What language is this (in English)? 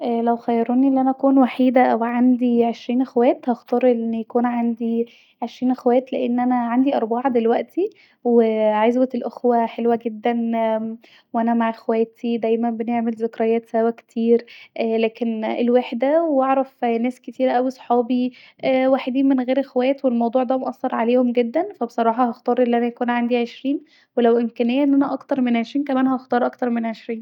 Egyptian Arabic